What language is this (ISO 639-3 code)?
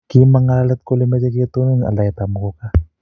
kln